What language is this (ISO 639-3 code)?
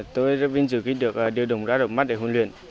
vie